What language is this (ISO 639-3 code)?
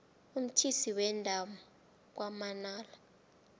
nbl